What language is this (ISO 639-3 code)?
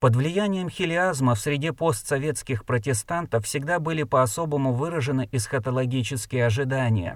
rus